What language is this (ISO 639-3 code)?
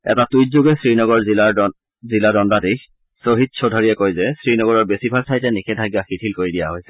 asm